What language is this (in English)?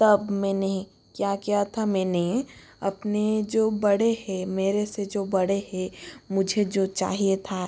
Hindi